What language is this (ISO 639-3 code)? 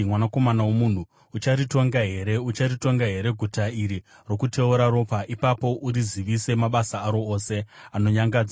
sna